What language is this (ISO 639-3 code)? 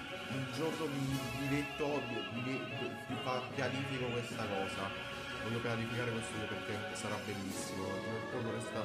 ita